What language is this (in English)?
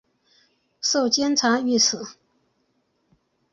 Chinese